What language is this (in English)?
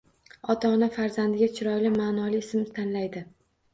Uzbek